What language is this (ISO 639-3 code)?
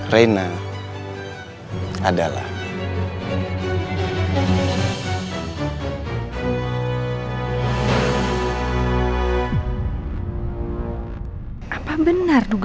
ind